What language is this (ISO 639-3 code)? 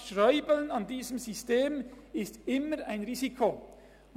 gsw